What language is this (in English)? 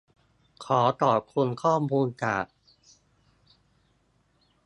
Thai